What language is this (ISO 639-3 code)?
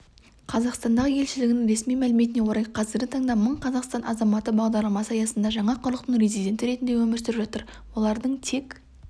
kaz